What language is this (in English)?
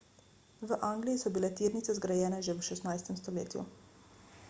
Slovenian